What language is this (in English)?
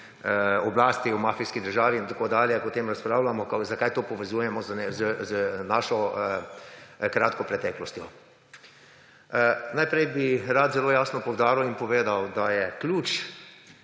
Slovenian